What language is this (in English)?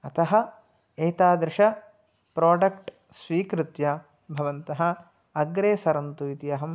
Sanskrit